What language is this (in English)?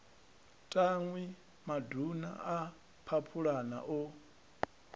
Venda